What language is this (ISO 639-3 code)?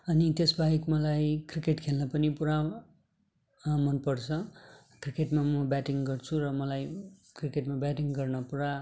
nep